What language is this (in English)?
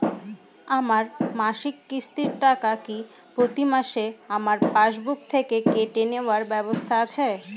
Bangla